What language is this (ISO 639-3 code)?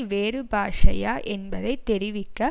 tam